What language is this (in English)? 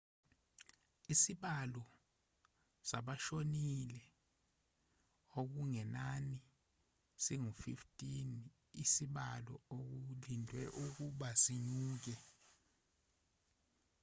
Zulu